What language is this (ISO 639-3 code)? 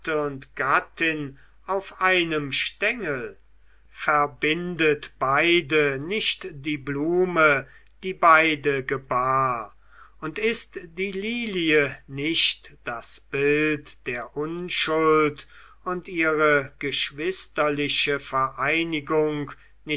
deu